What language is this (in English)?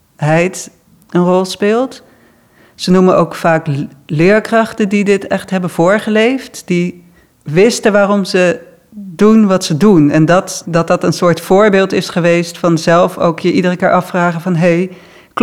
Dutch